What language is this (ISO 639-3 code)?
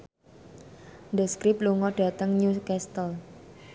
jav